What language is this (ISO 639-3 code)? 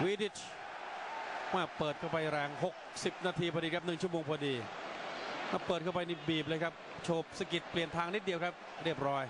tha